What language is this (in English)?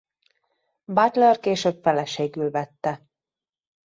Hungarian